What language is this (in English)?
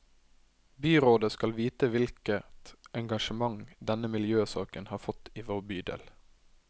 Norwegian